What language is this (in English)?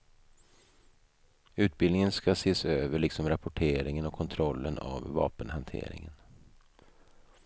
Swedish